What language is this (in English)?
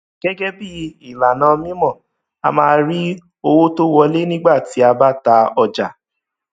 Yoruba